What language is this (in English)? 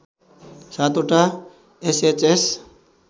Nepali